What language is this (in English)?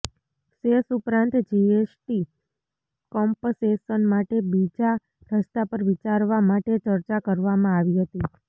Gujarati